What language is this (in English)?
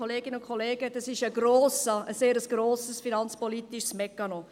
Swiss German